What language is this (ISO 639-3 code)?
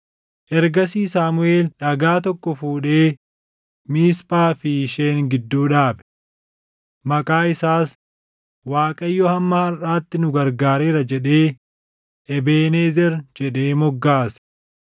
orm